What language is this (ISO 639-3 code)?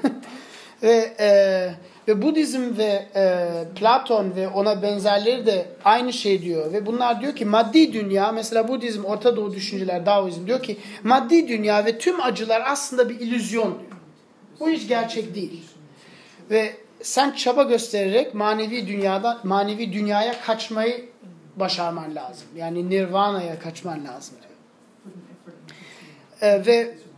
tur